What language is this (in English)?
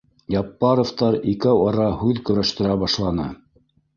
Bashkir